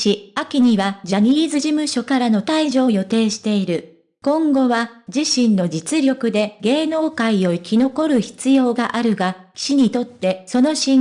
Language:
Japanese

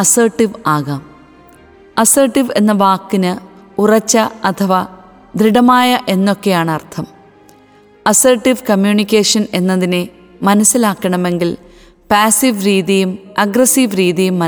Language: Malayalam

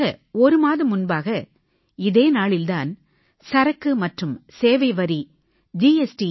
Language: Tamil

